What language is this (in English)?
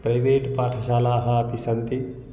Sanskrit